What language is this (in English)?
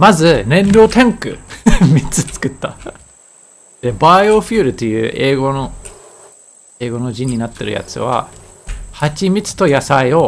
Japanese